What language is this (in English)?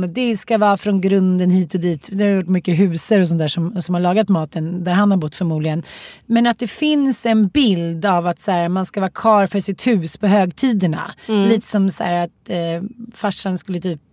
Swedish